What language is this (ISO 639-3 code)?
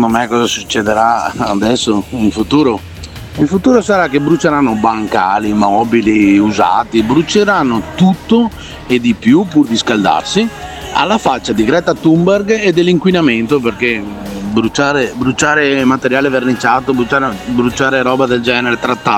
ita